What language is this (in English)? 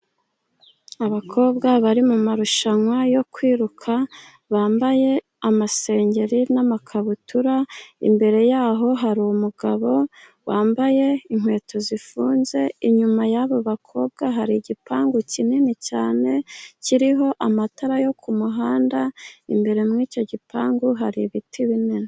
Kinyarwanda